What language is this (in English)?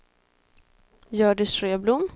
Swedish